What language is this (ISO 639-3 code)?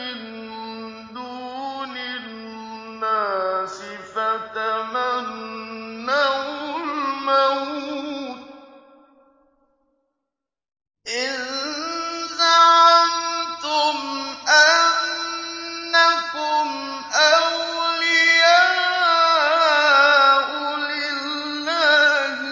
ara